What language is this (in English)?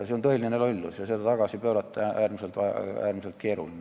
Estonian